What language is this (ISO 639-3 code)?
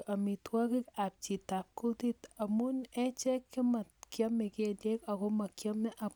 kln